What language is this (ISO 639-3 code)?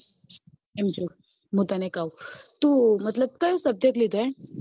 guj